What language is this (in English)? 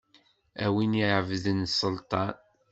Kabyle